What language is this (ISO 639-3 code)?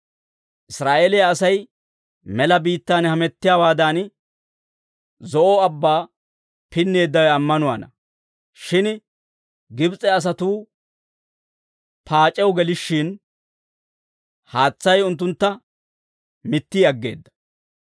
dwr